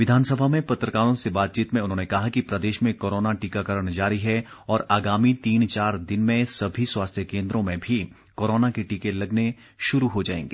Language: Hindi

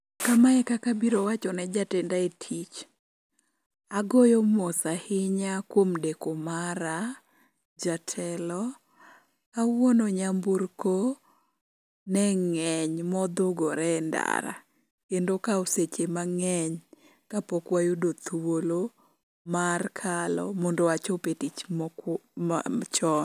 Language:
Luo (Kenya and Tanzania)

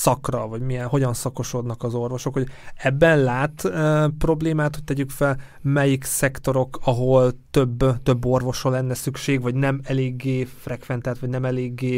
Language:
Hungarian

